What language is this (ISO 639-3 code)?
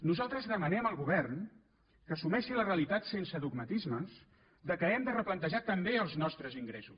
cat